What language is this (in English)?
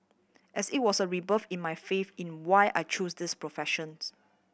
English